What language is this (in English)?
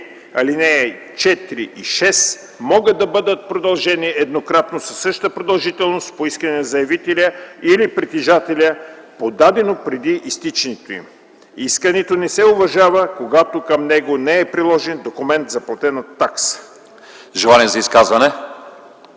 Bulgarian